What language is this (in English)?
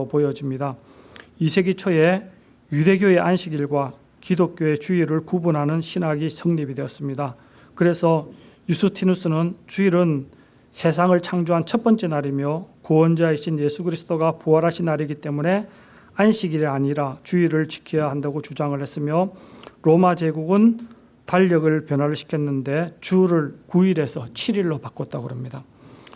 Korean